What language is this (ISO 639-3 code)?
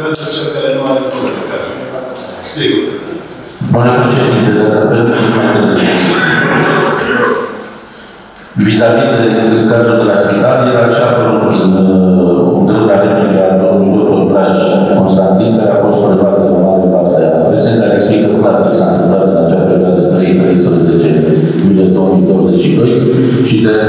ron